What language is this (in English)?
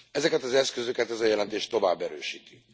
Hungarian